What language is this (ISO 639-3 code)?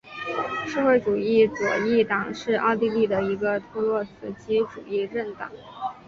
zho